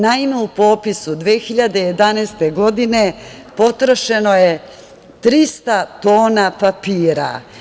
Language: Serbian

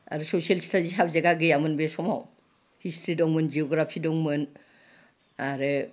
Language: Bodo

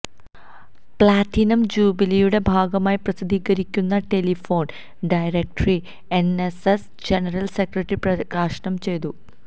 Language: Malayalam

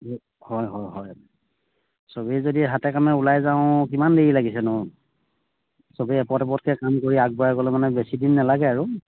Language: Assamese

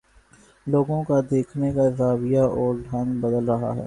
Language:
Urdu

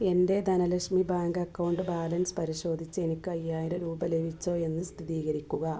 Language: Malayalam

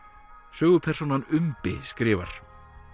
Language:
Icelandic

